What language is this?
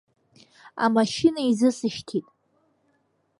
Abkhazian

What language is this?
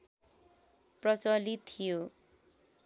Nepali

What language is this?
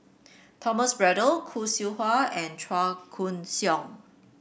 English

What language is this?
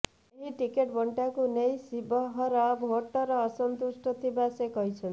Odia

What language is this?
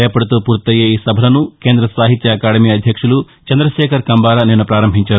Telugu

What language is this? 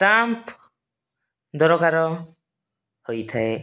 Odia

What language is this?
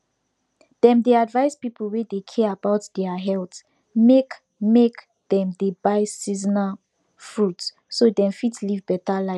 Nigerian Pidgin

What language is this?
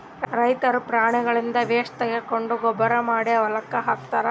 Kannada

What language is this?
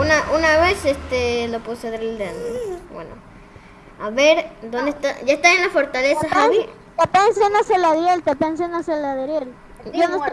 Spanish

